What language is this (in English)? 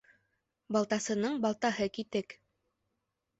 Bashkir